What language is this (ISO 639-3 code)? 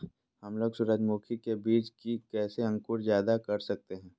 mag